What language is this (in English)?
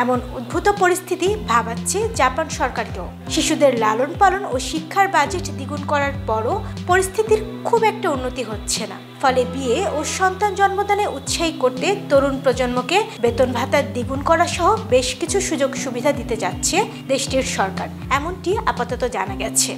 Turkish